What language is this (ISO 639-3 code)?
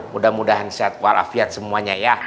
ind